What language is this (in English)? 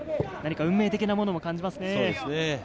Japanese